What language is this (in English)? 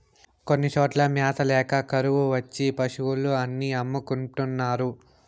Telugu